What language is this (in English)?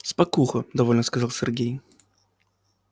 Russian